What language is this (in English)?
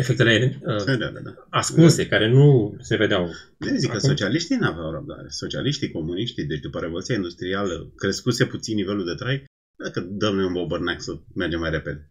Romanian